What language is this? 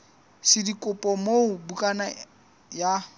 Southern Sotho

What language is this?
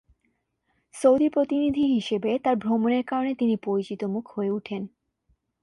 Bangla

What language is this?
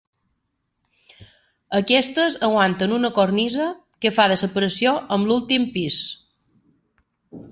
Catalan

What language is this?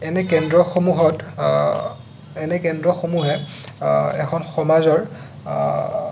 Assamese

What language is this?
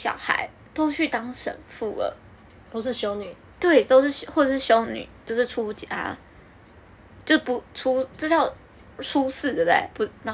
Chinese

